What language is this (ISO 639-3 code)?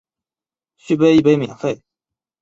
zho